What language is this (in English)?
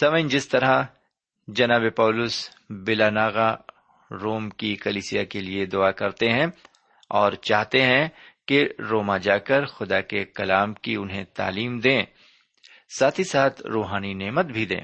Urdu